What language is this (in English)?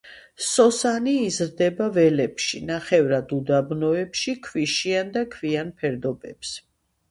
Georgian